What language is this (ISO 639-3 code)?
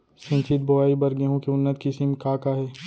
hne